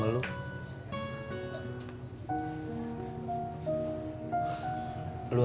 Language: Indonesian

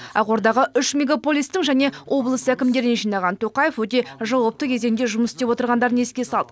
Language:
Kazakh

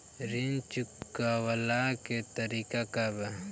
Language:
Bhojpuri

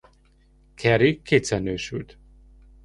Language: Hungarian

